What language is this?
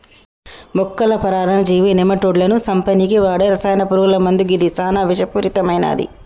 Telugu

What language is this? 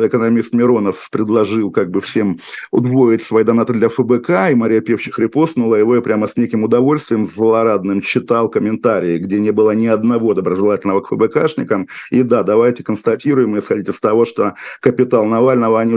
Russian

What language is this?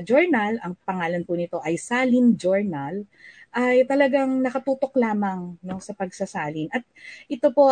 Filipino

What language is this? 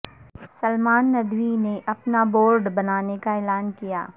Urdu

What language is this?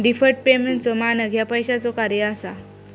Marathi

